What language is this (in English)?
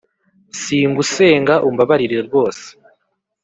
Kinyarwanda